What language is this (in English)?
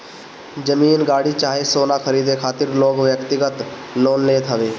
Bhojpuri